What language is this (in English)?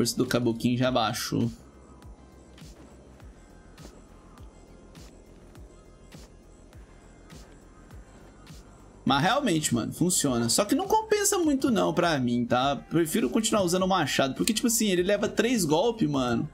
Portuguese